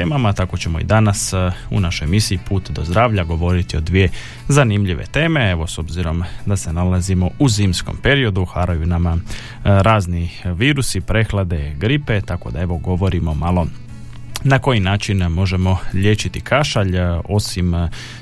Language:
Croatian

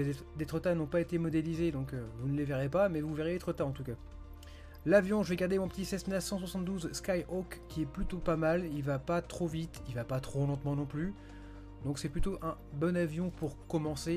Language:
French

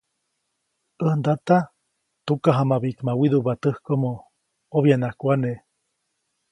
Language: Copainalá Zoque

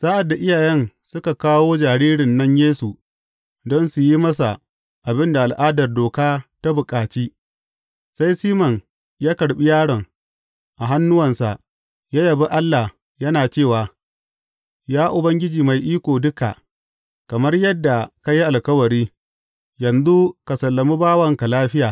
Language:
Hausa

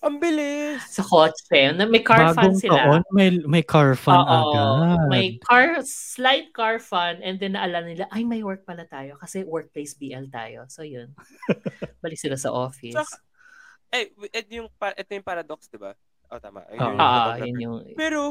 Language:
Filipino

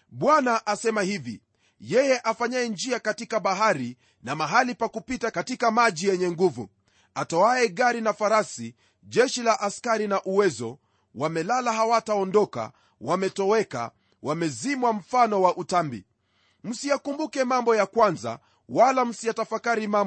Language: Swahili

